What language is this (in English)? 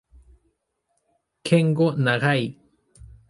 Spanish